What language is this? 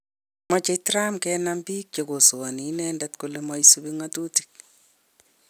Kalenjin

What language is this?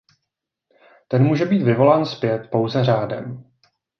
Czech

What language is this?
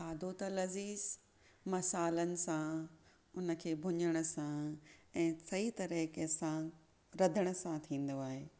Sindhi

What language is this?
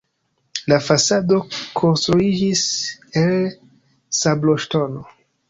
Esperanto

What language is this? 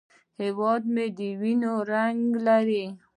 Pashto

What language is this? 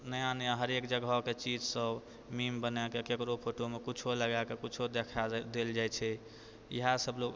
Maithili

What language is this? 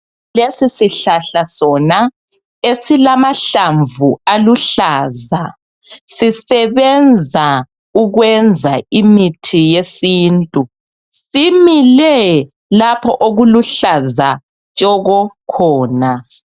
North Ndebele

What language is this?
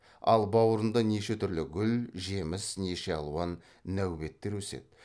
Kazakh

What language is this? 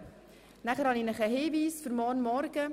Swiss German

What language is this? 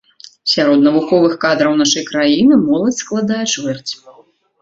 Belarusian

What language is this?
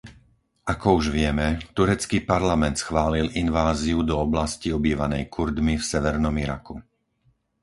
Slovak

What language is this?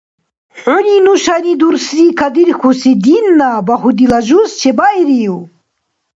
Dargwa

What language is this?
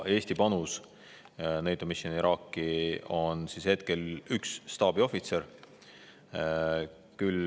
Estonian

